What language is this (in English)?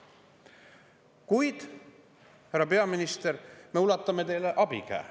Estonian